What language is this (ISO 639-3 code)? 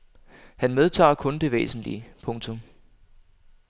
dan